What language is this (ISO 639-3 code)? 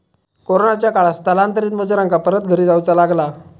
mar